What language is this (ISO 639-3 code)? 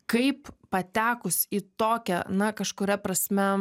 lit